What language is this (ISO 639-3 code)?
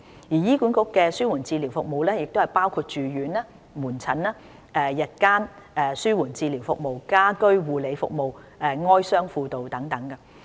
yue